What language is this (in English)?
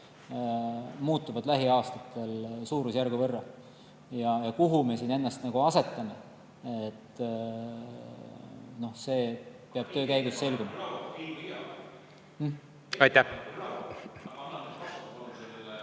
Estonian